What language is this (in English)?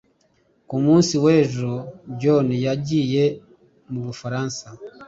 Kinyarwanda